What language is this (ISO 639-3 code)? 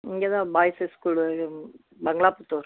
tam